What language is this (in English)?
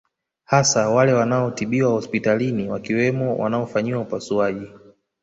Swahili